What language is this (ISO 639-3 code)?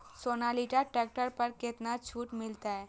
mai